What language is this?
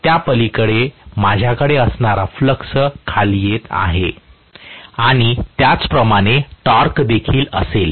Marathi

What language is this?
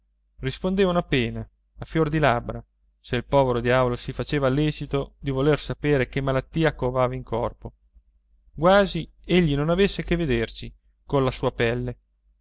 Italian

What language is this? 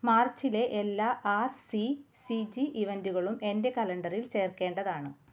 Malayalam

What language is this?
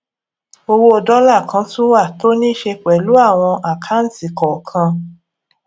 Yoruba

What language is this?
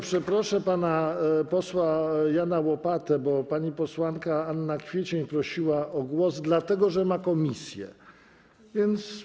Polish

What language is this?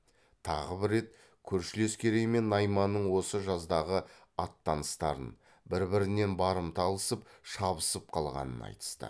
Kazakh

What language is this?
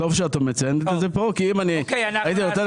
Hebrew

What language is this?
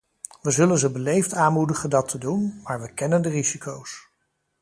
Dutch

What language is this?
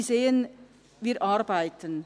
Swiss German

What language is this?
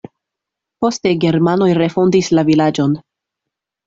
Esperanto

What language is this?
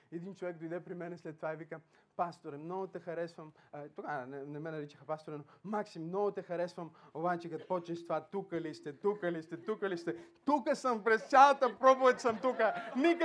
Bulgarian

